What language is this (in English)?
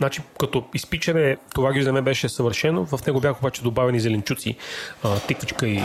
Bulgarian